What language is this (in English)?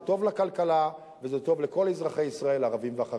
Hebrew